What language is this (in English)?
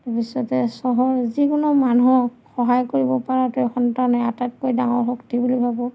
Assamese